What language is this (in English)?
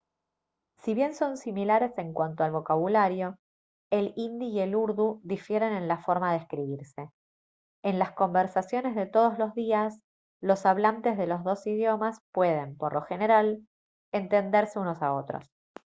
Spanish